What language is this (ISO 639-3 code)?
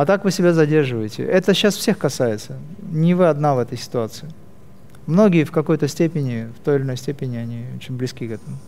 rus